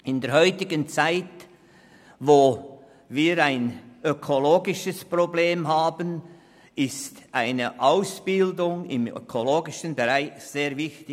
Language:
Swiss German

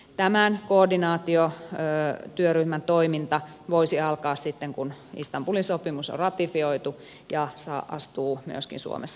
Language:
Finnish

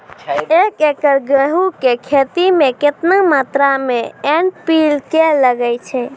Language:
Maithili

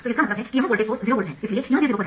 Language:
Hindi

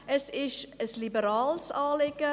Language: Swiss German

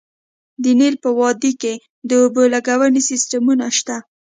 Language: Pashto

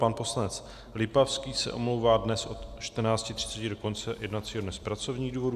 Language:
Czech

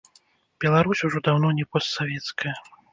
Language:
Belarusian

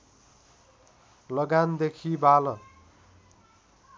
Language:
Nepali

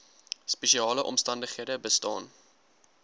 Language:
Afrikaans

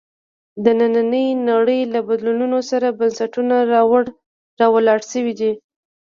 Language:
Pashto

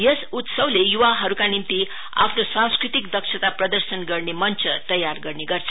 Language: Nepali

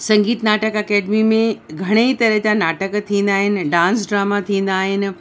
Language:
Sindhi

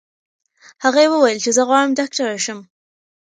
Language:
Pashto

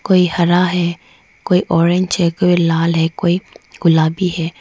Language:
Hindi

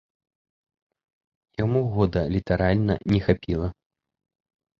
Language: Belarusian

